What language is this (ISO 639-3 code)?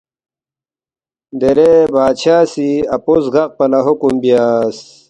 bft